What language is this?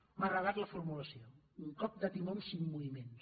Catalan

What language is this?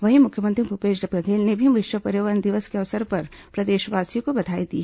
Hindi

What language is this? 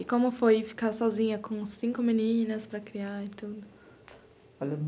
Portuguese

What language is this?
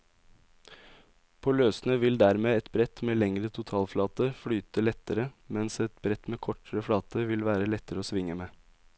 Norwegian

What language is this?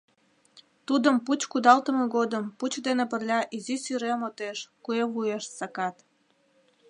Mari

